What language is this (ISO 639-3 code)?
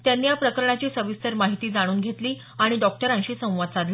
mar